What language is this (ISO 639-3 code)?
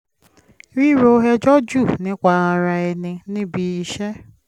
yor